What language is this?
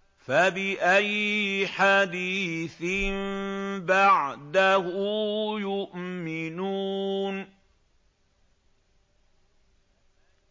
Arabic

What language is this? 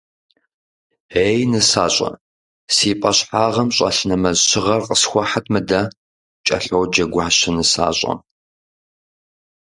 Kabardian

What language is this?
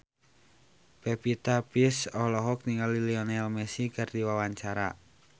Sundanese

